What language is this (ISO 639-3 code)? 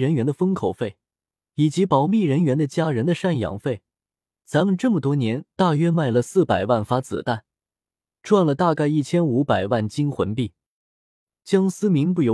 zho